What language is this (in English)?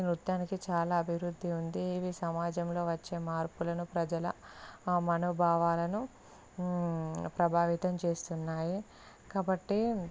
Telugu